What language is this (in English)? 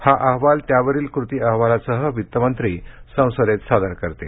Marathi